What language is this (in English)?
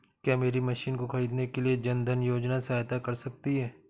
Hindi